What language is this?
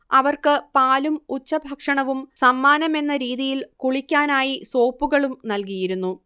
Malayalam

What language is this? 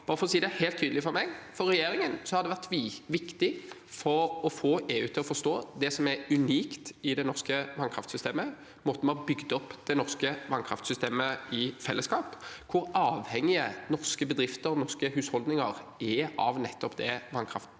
Norwegian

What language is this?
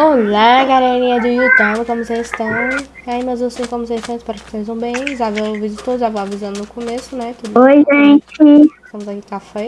Portuguese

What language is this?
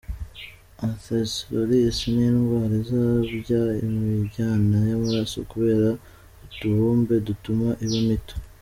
Kinyarwanda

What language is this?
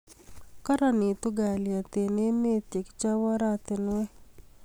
Kalenjin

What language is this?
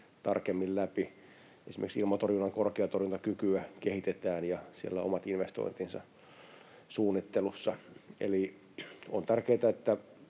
Finnish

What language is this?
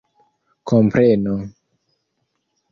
Esperanto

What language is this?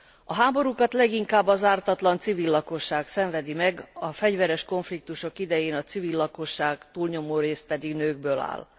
Hungarian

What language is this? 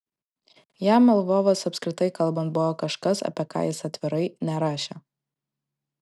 Lithuanian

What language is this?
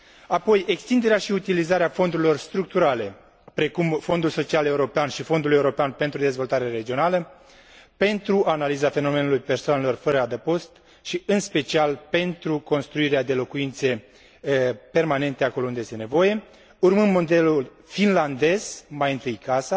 Romanian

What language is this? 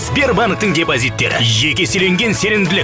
Kazakh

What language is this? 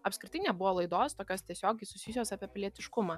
Lithuanian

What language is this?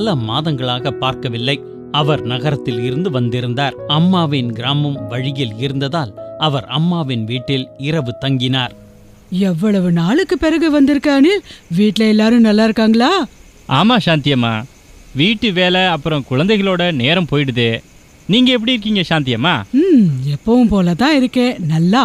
Tamil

